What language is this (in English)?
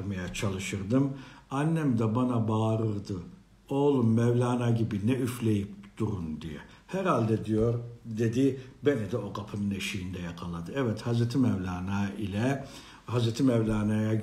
Turkish